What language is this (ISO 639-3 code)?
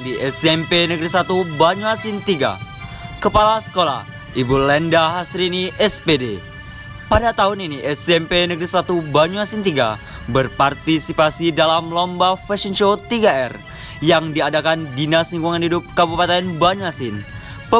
ind